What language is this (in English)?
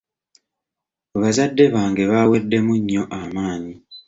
Ganda